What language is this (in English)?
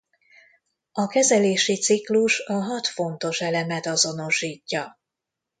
Hungarian